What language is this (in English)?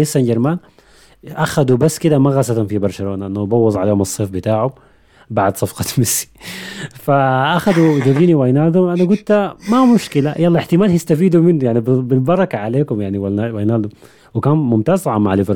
Arabic